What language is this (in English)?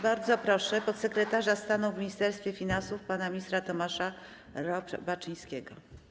Polish